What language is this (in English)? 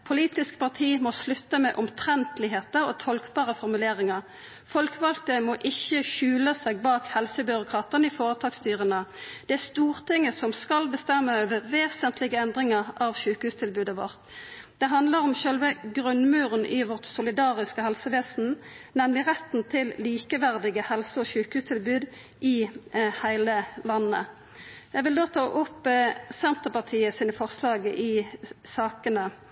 Norwegian Nynorsk